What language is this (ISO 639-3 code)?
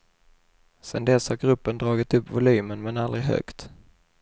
swe